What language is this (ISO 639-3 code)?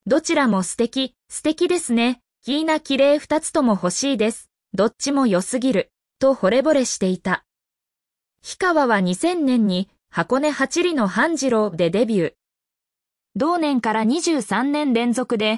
jpn